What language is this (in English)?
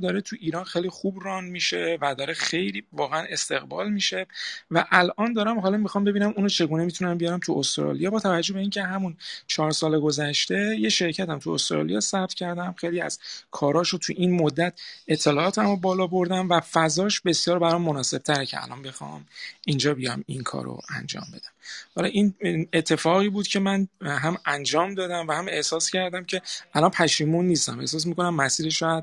Persian